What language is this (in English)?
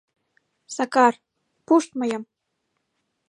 Mari